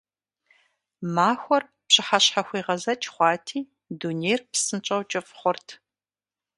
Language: Kabardian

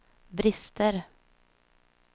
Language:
Swedish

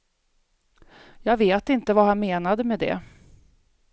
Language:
Swedish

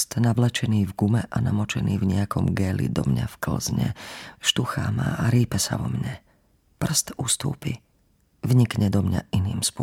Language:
Slovak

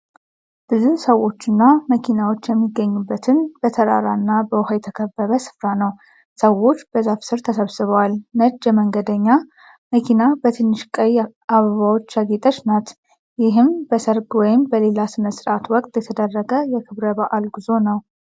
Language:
Amharic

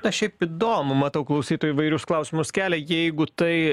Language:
Lithuanian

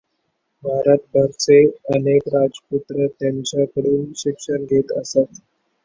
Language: Marathi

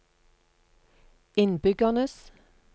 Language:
Norwegian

